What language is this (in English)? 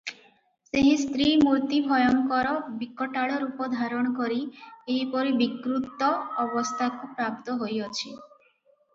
Odia